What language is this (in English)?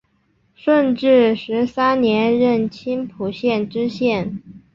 Chinese